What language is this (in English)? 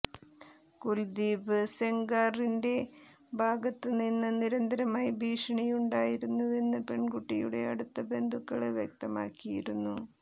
Malayalam